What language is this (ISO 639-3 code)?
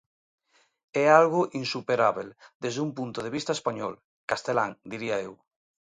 glg